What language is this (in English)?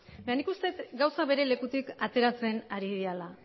Basque